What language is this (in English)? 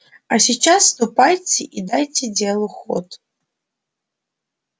Russian